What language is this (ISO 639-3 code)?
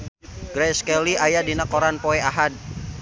sun